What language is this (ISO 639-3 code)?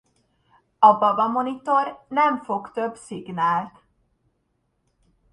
hun